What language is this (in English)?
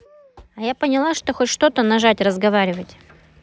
Russian